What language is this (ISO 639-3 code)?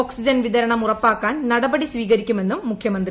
mal